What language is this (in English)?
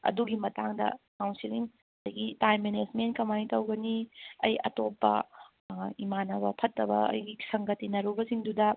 Manipuri